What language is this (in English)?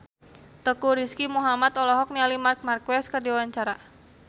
Sundanese